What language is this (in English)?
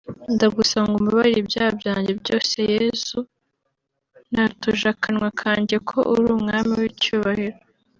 Kinyarwanda